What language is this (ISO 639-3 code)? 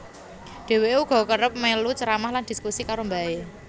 jav